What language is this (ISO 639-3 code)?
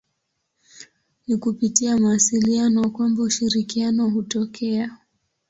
swa